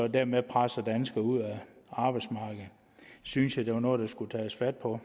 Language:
Danish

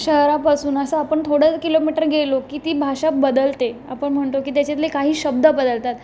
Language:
Marathi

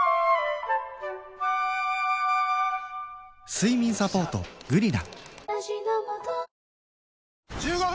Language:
Japanese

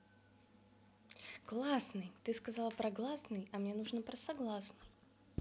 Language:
Russian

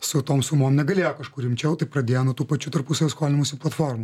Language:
Lithuanian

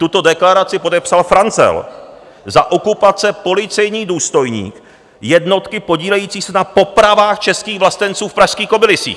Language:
Czech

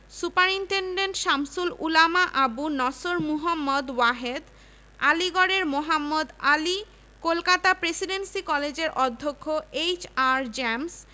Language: Bangla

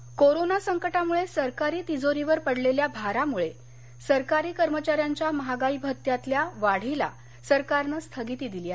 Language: Marathi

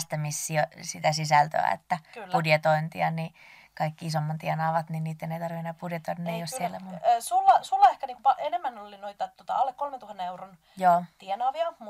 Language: Finnish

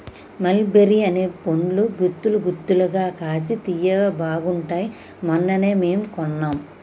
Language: Telugu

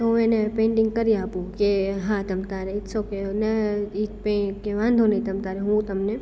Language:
Gujarati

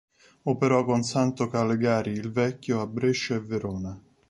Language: Italian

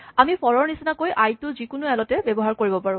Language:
Assamese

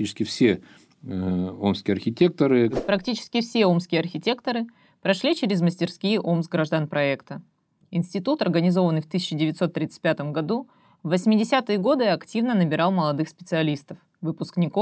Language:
Russian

